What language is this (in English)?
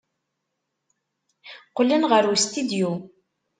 Kabyle